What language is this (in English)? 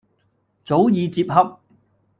Cantonese